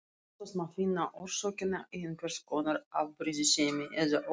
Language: Icelandic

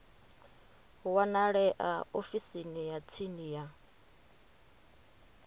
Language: Venda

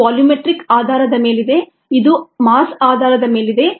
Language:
Kannada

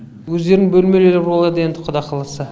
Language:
Kazakh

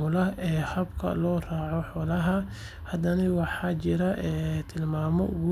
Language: Somali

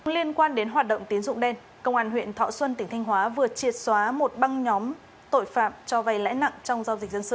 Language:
Vietnamese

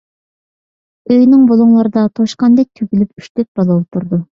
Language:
Uyghur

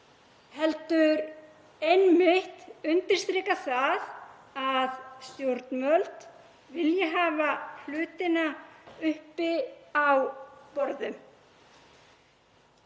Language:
Icelandic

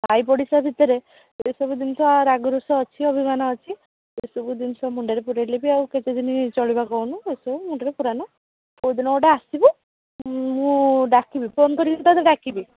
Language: Odia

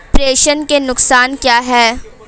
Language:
Hindi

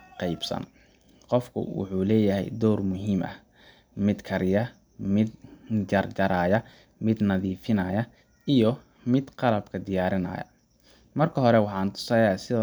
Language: Somali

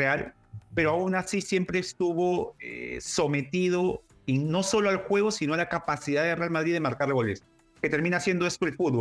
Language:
Spanish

